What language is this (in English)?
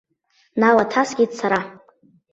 Abkhazian